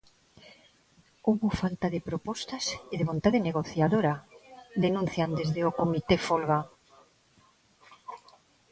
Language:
Galician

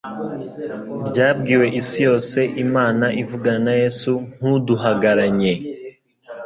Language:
Kinyarwanda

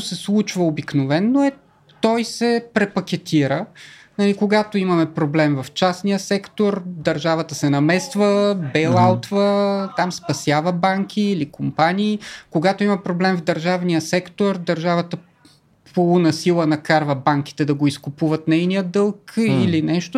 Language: Bulgarian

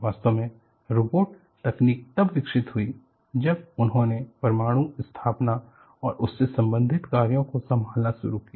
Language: Hindi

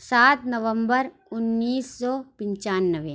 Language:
Urdu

